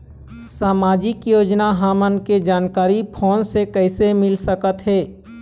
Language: Chhattisgarhi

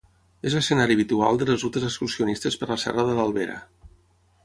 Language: Catalan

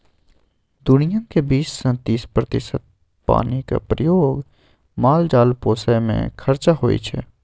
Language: Maithili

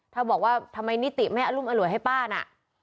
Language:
Thai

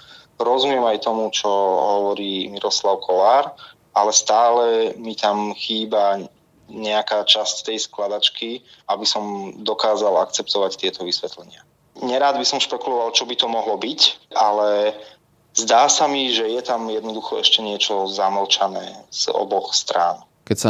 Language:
Slovak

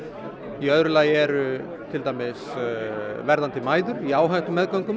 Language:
Icelandic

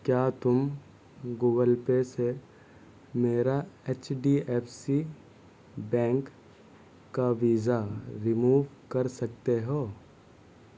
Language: Urdu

